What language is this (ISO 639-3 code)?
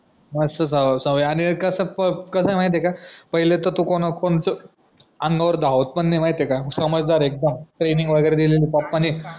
mar